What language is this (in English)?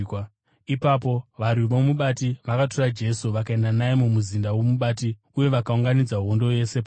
Shona